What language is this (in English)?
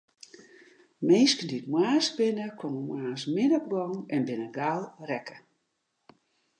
Western Frisian